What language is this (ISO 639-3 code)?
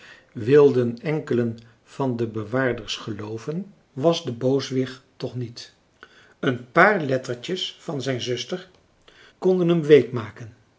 nld